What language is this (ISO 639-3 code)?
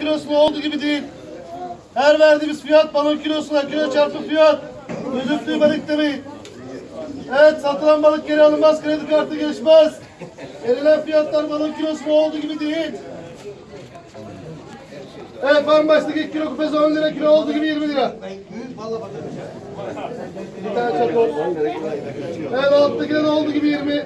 tur